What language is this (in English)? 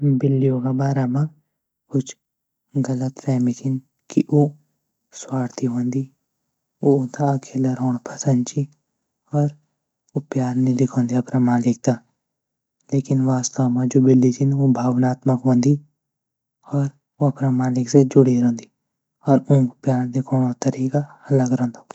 Garhwali